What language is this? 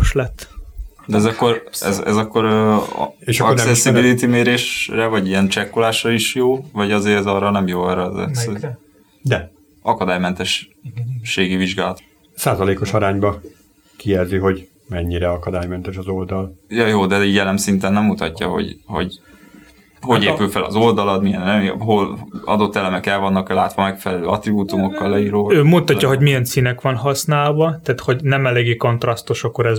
Hungarian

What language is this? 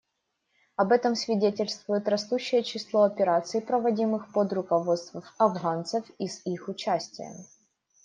Russian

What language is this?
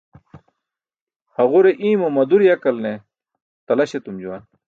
Burushaski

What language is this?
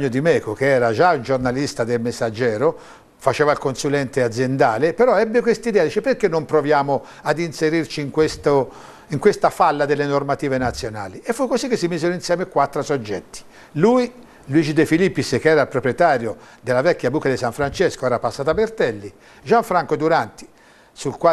Italian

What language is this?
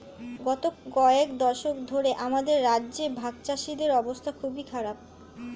Bangla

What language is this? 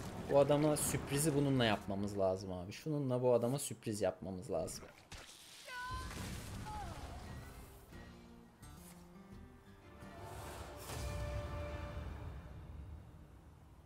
Turkish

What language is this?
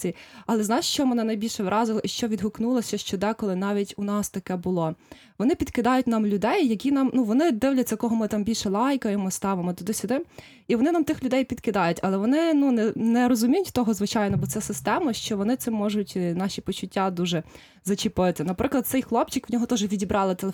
Ukrainian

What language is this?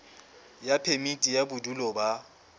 Southern Sotho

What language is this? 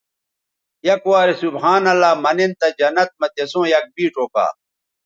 Bateri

